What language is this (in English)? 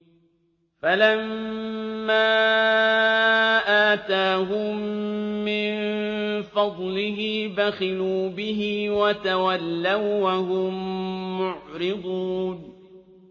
Arabic